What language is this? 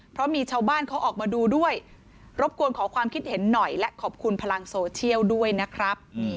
Thai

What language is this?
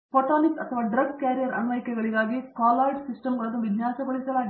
Kannada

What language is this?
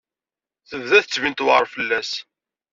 Kabyle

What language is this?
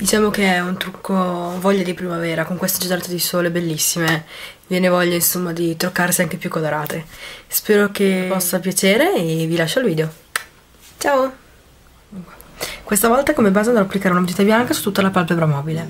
Italian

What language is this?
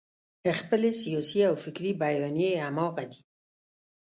Pashto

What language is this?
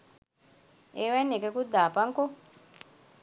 Sinhala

